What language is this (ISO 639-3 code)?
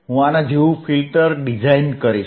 guj